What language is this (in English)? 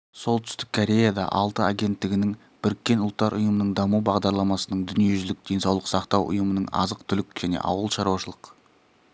Kazakh